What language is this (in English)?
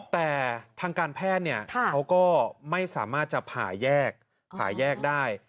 Thai